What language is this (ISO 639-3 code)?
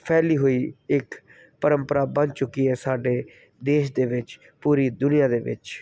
pan